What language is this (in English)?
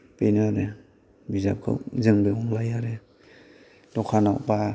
Bodo